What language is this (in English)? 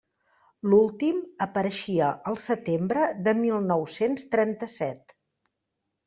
Catalan